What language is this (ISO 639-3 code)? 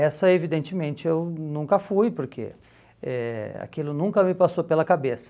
por